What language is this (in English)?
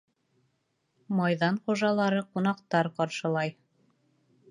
Bashkir